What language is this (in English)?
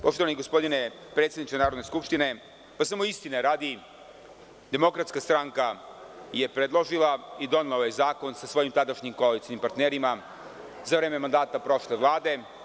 Serbian